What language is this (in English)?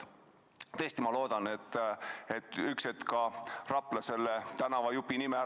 Estonian